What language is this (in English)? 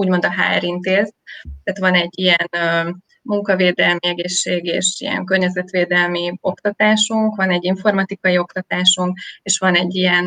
Hungarian